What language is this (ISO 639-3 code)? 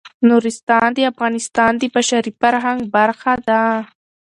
pus